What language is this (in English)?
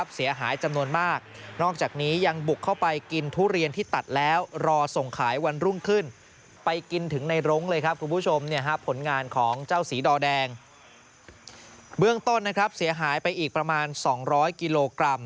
Thai